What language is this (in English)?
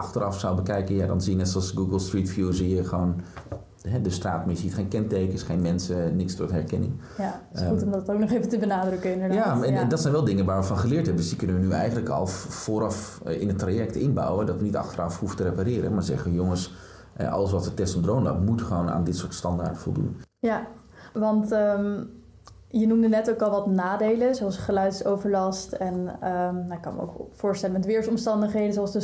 Dutch